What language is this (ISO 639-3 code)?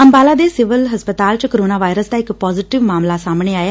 pan